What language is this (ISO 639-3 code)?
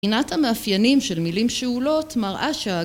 heb